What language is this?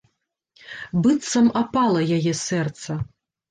Belarusian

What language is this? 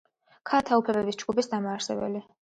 Georgian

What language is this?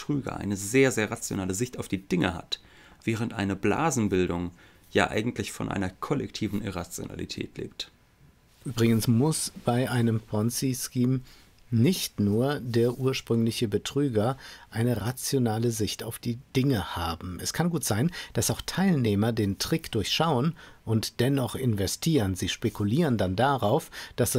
German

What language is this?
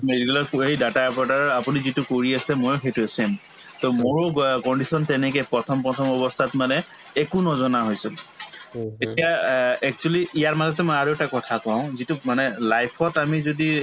Assamese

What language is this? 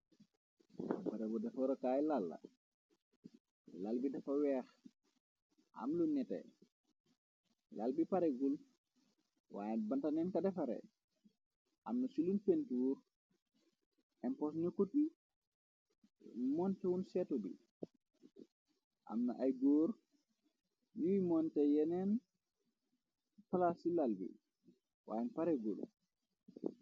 Wolof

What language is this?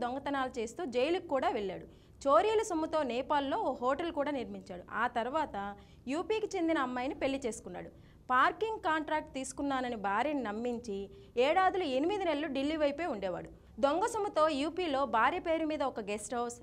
Arabic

